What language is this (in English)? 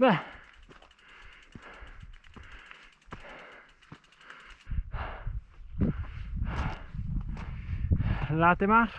Italian